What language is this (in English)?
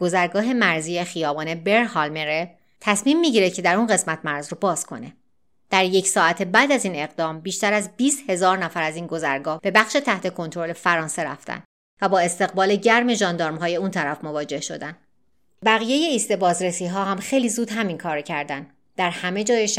Persian